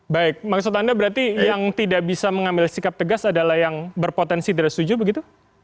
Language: Indonesian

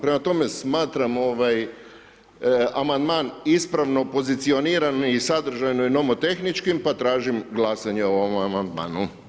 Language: Croatian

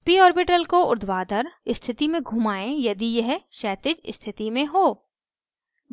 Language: Hindi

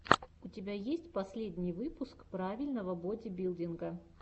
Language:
Russian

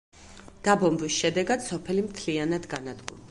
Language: Georgian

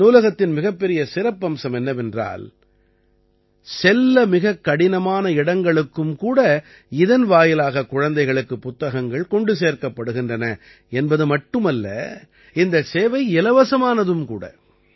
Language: Tamil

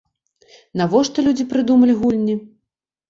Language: Belarusian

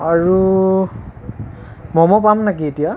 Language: Assamese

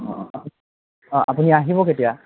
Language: Assamese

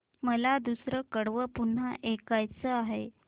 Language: Marathi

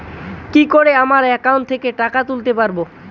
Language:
Bangla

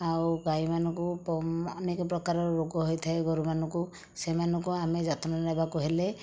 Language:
Odia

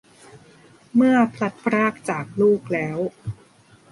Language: Thai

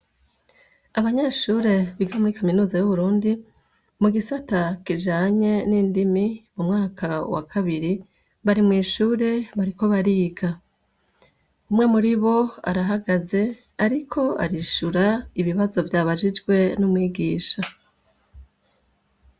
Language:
Rundi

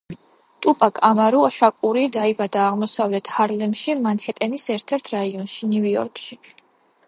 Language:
Georgian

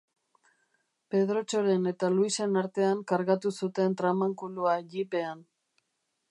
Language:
Basque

